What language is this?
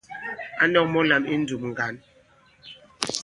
Bankon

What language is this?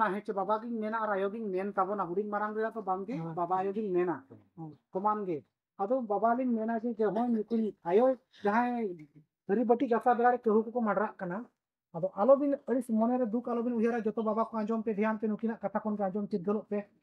Indonesian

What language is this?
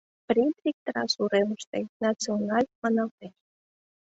Mari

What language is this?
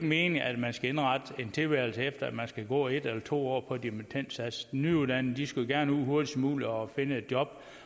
Danish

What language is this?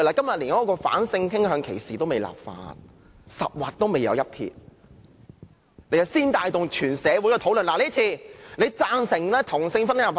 Cantonese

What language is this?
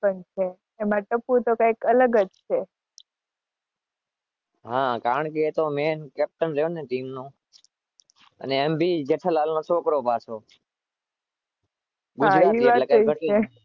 Gujarati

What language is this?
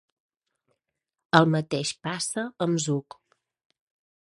Catalan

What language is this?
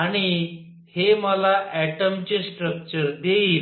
Marathi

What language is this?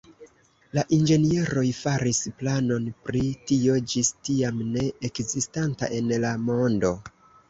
Esperanto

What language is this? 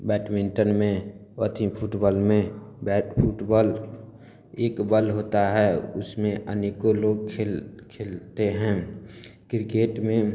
Maithili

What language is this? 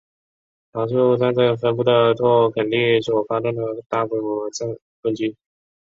Chinese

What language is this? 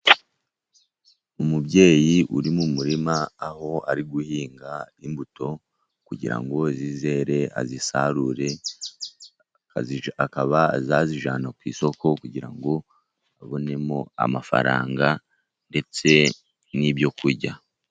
Kinyarwanda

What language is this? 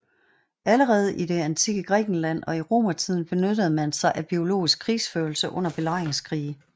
Danish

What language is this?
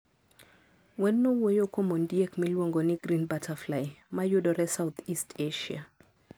Luo (Kenya and Tanzania)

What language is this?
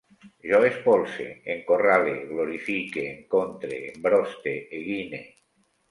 Catalan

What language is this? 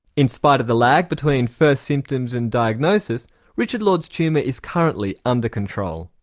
English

